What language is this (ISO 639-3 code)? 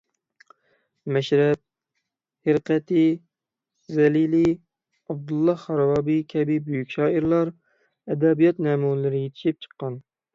uig